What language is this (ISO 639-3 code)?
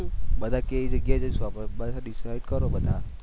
guj